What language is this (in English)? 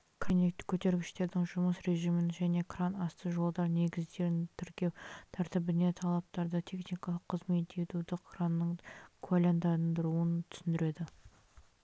Kazakh